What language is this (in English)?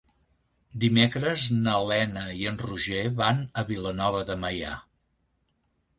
Catalan